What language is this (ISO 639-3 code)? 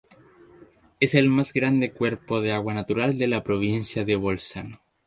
spa